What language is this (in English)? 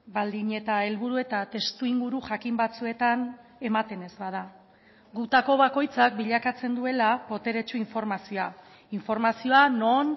Basque